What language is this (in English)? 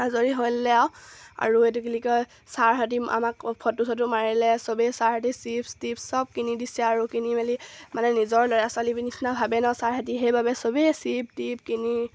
Assamese